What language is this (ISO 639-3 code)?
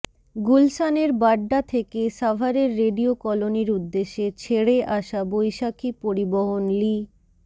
ben